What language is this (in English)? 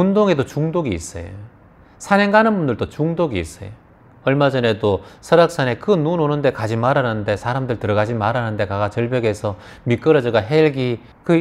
Korean